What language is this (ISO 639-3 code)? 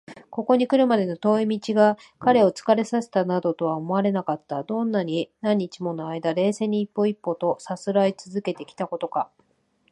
jpn